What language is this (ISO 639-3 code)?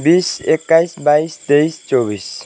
nep